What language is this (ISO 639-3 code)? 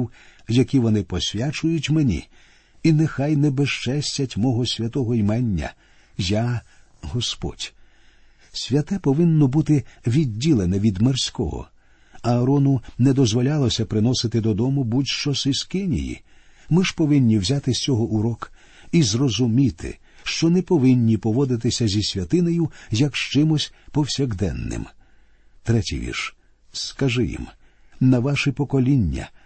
ukr